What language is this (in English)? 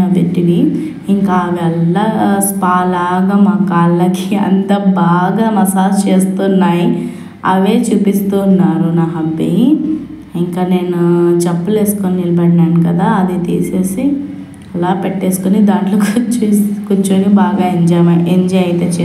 Telugu